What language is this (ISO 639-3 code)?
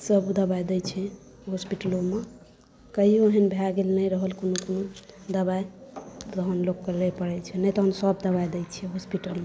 mai